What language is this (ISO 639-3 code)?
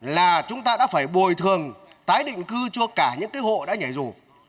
vie